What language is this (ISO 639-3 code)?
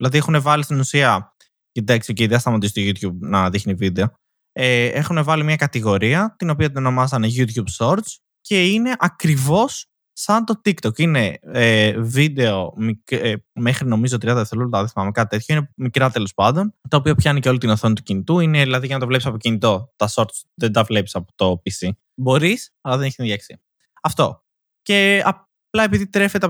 ell